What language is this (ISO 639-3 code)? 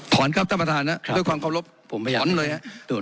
tha